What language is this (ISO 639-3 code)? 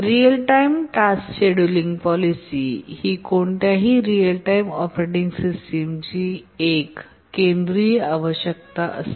mar